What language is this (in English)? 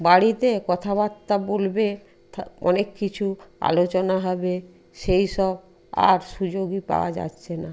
Bangla